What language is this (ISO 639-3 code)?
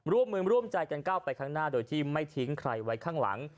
tha